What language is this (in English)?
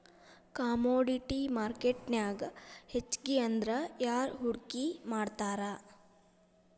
Kannada